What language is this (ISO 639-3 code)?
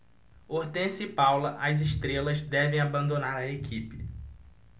por